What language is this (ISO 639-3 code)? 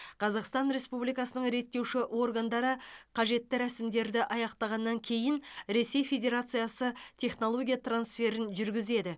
kaz